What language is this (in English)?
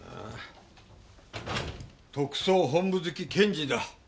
Japanese